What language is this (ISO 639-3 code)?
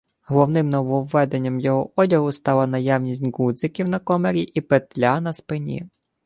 ukr